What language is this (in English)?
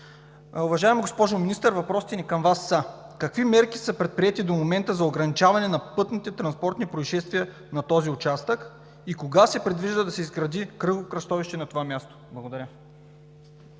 Bulgarian